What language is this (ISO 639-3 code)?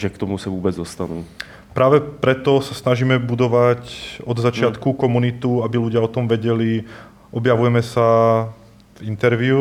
ces